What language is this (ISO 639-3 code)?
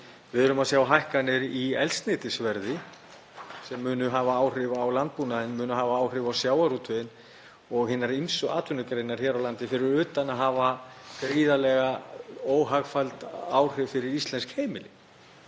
isl